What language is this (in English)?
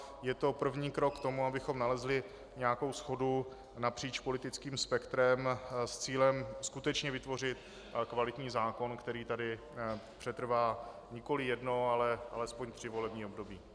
Czech